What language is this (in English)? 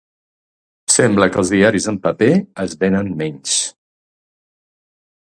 Catalan